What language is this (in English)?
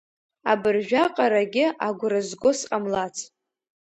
Abkhazian